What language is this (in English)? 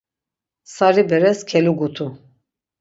Laz